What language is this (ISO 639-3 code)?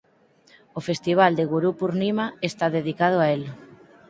glg